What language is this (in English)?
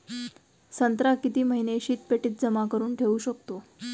Marathi